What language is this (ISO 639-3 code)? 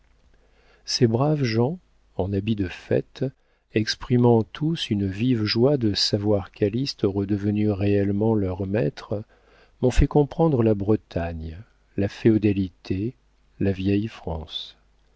fra